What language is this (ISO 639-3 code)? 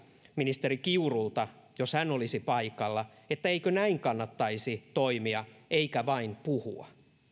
fin